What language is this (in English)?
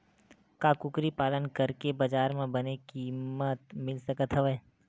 Chhattisgarhi